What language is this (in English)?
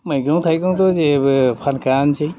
Bodo